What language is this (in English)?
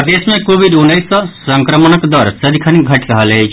Maithili